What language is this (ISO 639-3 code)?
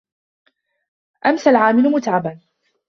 ara